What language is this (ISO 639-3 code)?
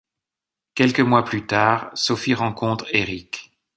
fra